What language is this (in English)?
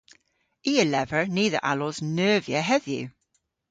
Cornish